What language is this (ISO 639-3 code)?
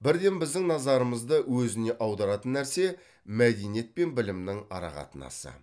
kaz